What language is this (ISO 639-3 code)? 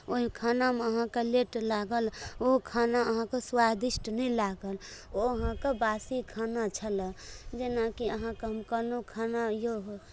mai